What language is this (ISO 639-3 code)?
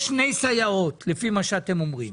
heb